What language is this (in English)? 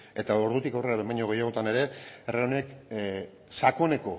Basque